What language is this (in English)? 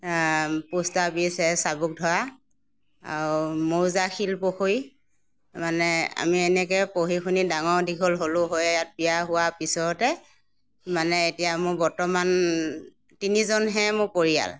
Assamese